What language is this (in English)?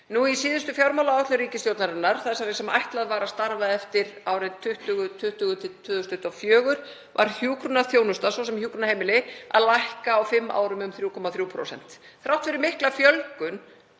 Icelandic